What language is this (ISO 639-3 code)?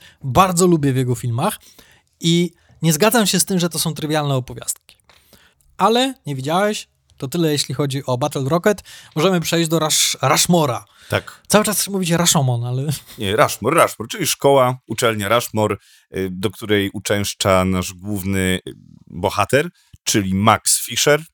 pol